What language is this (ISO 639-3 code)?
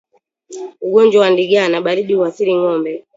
swa